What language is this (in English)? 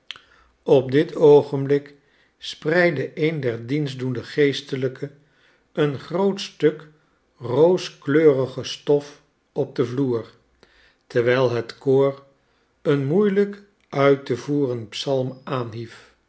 Dutch